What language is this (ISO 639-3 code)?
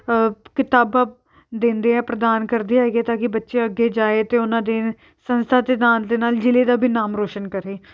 pan